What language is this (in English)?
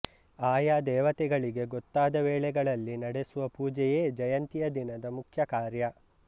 Kannada